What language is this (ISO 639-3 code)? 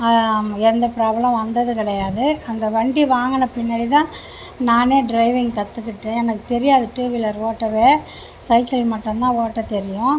tam